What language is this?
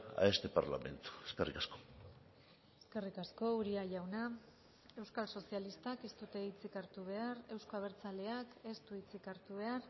Basque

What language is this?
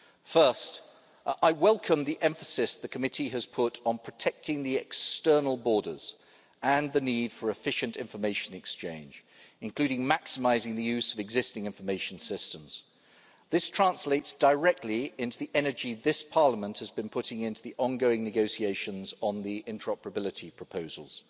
English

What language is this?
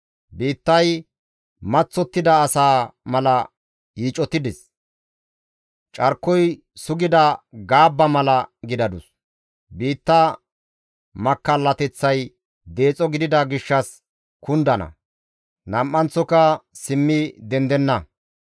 Gamo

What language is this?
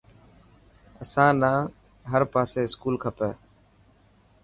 Dhatki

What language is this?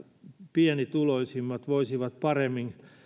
Finnish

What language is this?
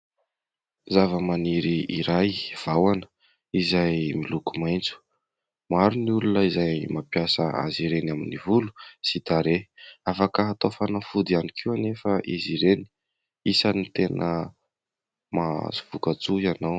Malagasy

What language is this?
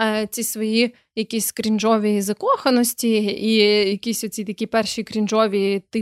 Ukrainian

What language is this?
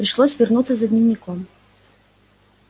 Russian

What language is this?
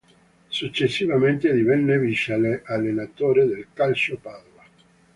Italian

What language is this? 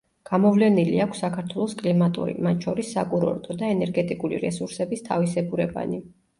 Georgian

